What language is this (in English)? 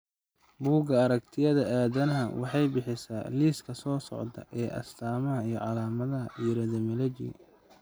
Somali